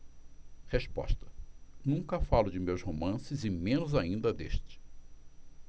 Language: Portuguese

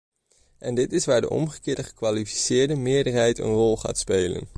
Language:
Dutch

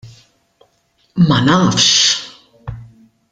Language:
Maltese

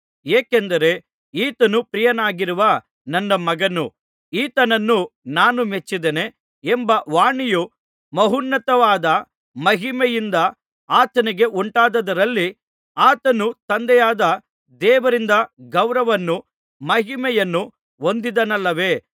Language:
Kannada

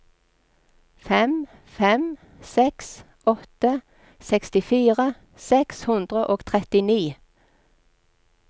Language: Norwegian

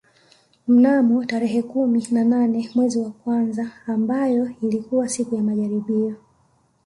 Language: Swahili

